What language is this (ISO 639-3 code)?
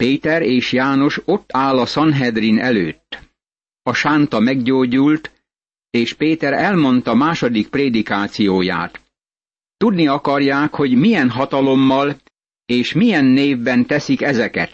hun